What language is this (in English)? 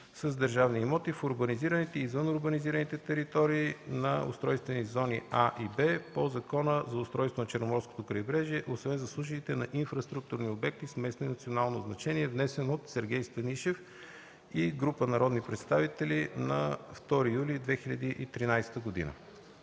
Bulgarian